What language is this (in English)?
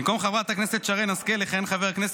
Hebrew